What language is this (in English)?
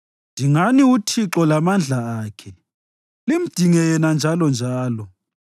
North Ndebele